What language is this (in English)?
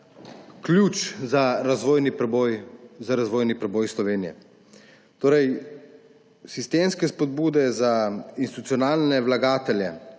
Slovenian